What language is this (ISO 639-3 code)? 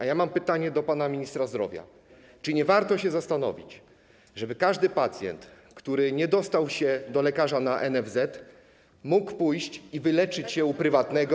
pol